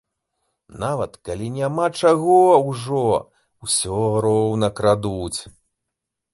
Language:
Belarusian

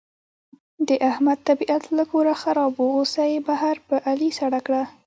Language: Pashto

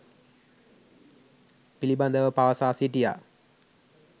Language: Sinhala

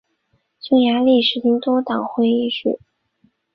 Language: Chinese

